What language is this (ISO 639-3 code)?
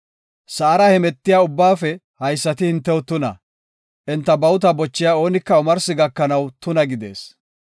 gof